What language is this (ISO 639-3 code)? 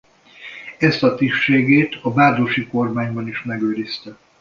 hun